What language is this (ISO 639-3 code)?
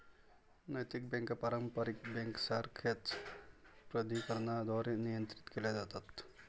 mar